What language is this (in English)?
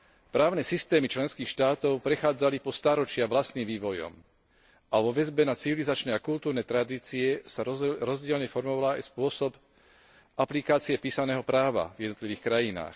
Slovak